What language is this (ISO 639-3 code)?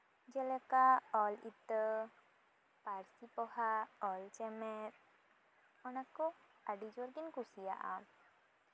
sat